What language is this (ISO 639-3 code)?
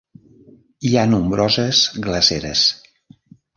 cat